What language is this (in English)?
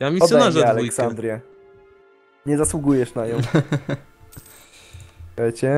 Polish